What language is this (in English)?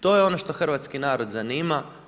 Croatian